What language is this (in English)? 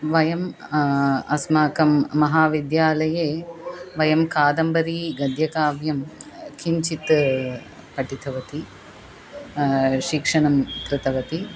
Sanskrit